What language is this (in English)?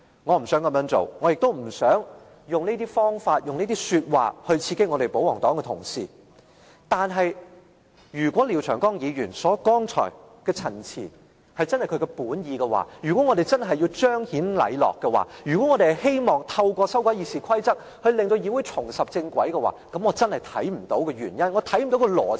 Cantonese